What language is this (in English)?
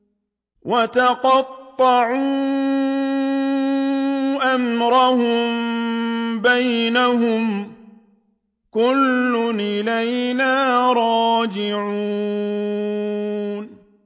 Arabic